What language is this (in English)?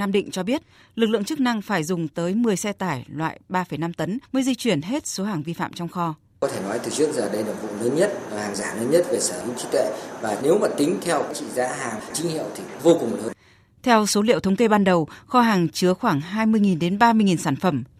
Vietnamese